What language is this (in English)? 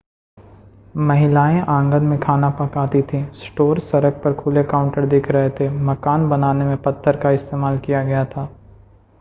Hindi